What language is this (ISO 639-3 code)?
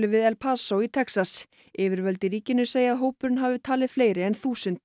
isl